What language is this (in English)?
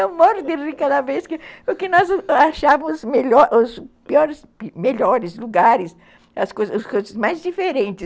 Portuguese